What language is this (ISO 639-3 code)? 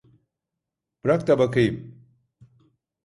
tur